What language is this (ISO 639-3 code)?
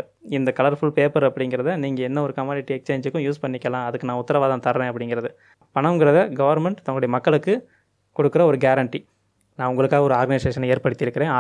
tam